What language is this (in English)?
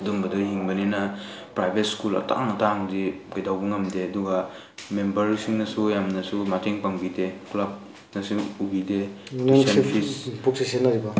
Manipuri